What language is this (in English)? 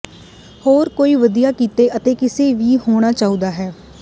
Punjabi